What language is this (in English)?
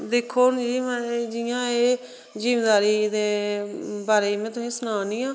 Dogri